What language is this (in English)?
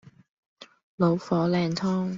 Cantonese